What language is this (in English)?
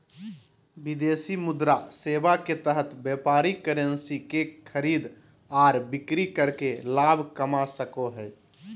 Magahi